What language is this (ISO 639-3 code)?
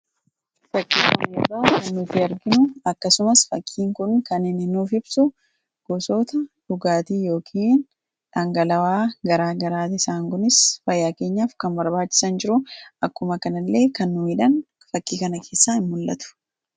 orm